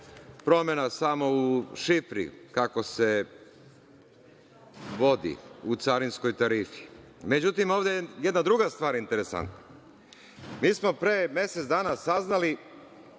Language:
Serbian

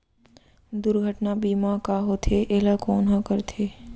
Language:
Chhattisgarhi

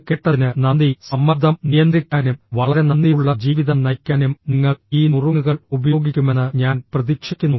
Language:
Malayalam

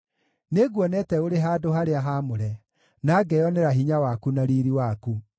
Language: Kikuyu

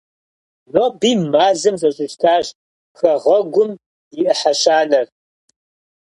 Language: Kabardian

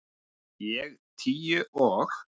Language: Icelandic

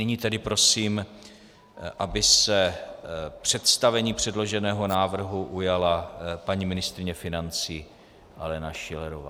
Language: Czech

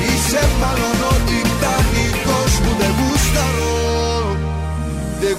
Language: Greek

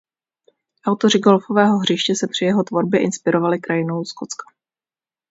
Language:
Czech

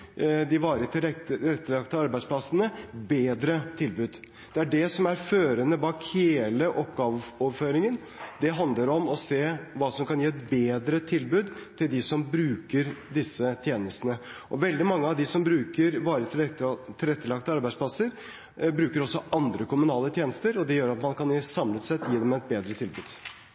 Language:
Norwegian Bokmål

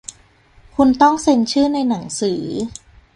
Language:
Thai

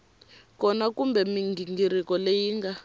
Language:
Tsonga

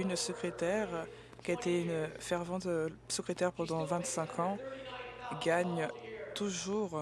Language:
French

